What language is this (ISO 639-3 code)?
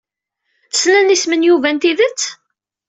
kab